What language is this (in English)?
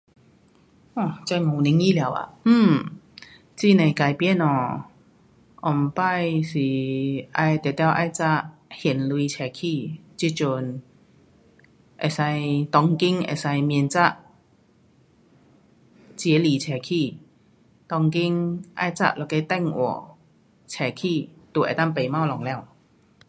Pu-Xian Chinese